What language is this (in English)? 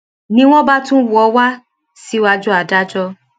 Yoruba